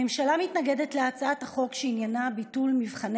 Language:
Hebrew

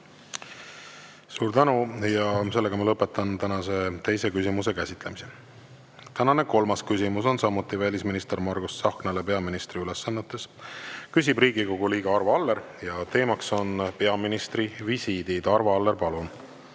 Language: Estonian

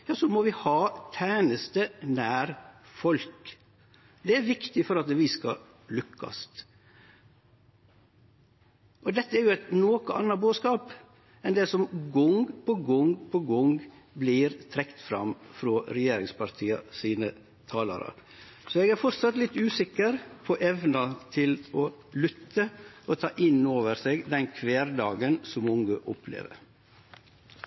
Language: Norwegian Nynorsk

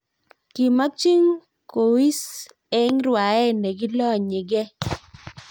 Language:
Kalenjin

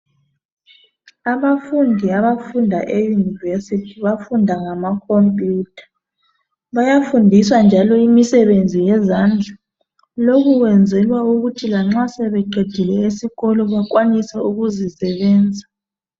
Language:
North Ndebele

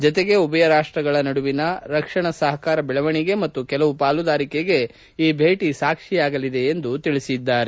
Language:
Kannada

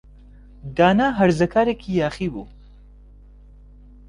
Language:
Central Kurdish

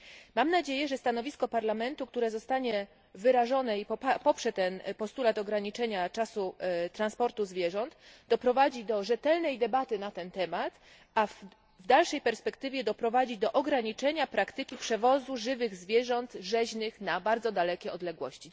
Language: Polish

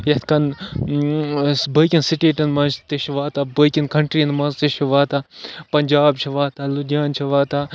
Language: Kashmiri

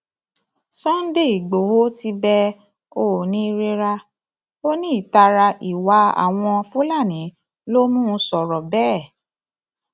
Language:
Yoruba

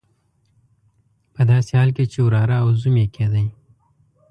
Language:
Pashto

